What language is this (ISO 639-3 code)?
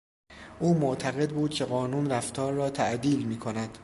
fas